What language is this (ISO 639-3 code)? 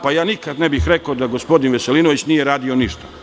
srp